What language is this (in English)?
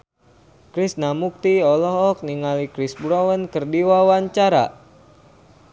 Sundanese